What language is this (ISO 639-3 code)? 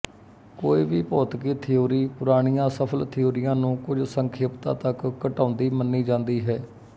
pan